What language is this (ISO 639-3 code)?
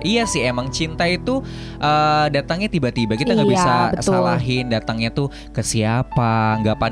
ind